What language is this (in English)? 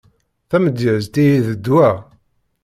Kabyle